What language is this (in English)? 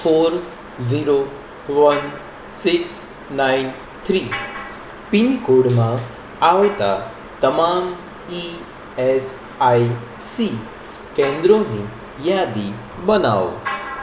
Gujarati